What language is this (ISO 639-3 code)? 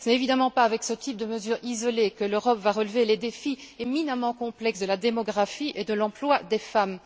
fra